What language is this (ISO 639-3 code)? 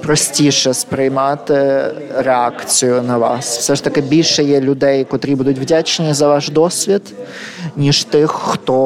ukr